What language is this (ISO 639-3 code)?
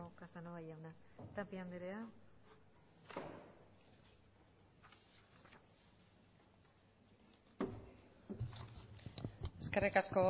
eus